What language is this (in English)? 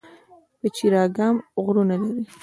Pashto